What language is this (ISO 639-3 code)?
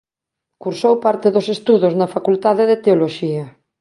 glg